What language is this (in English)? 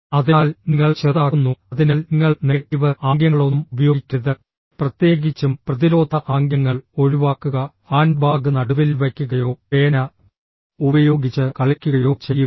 Malayalam